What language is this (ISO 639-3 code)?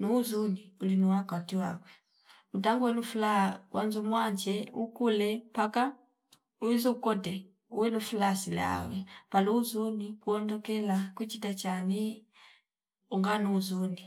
fip